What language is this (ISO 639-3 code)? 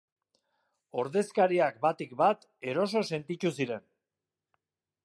eus